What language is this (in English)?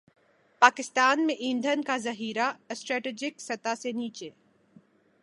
Urdu